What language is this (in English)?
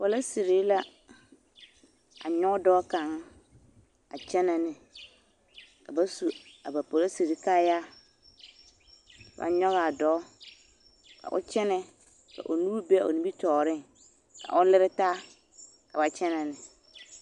Southern Dagaare